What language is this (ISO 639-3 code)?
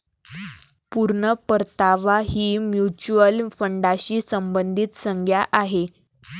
mar